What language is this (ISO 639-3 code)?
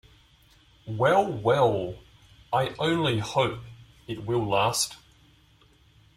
eng